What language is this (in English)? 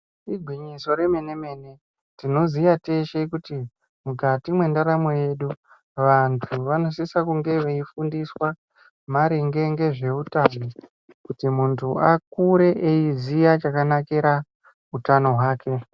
Ndau